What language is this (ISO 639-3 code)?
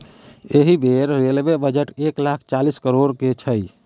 mai